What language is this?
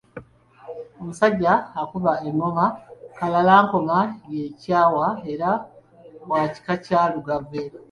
Ganda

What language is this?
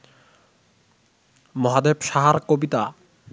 Bangla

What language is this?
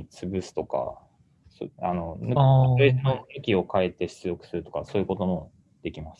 Japanese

